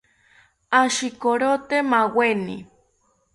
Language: South Ucayali Ashéninka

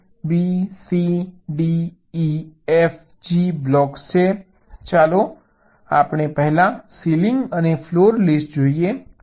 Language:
Gujarati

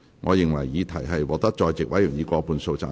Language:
Cantonese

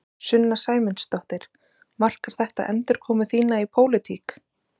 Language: Icelandic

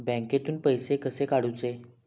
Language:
Marathi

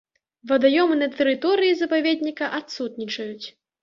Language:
Belarusian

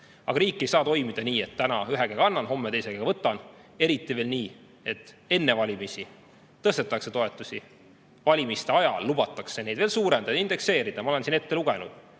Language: Estonian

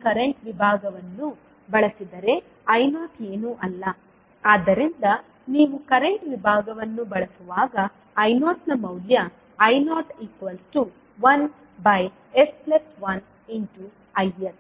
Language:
Kannada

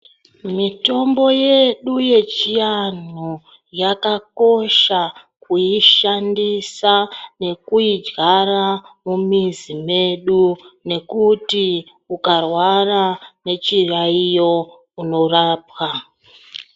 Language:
Ndau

